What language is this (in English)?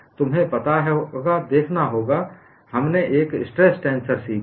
Hindi